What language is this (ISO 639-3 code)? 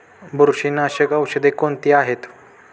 mar